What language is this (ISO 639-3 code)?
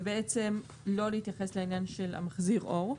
heb